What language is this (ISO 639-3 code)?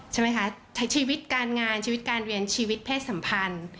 tha